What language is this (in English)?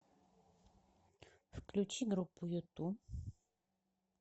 Russian